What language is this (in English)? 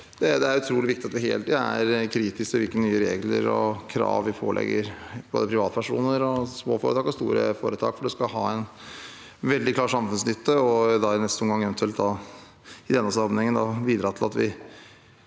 Norwegian